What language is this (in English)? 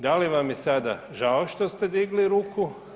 Croatian